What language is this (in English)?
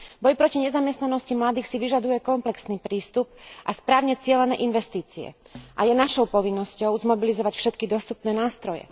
Slovak